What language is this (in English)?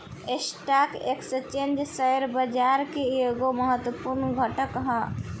Bhojpuri